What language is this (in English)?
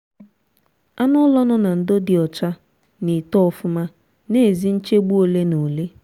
Igbo